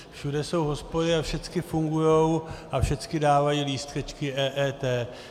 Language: Czech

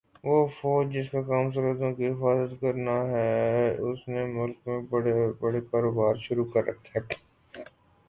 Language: Urdu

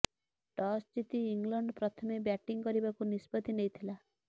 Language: Odia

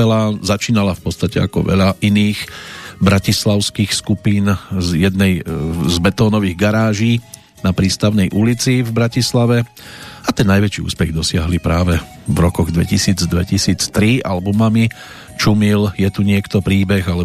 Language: Slovak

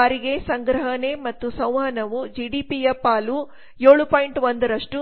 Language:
Kannada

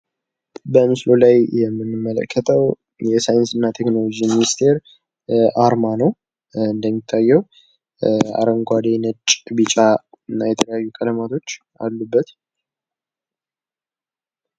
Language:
Amharic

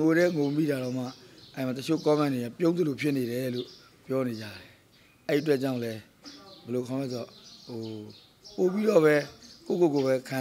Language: Arabic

